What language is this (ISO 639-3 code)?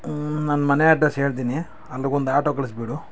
kan